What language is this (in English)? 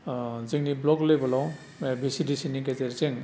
Bodo